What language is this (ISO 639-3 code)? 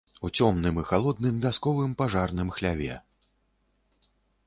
bel